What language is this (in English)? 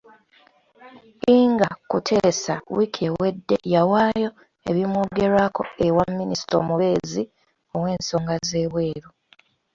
Ganda